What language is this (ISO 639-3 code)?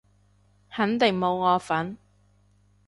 yue